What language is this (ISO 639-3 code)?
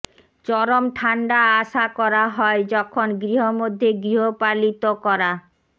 ben